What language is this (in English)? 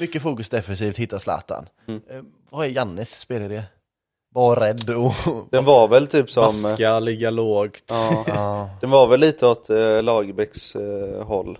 Swedish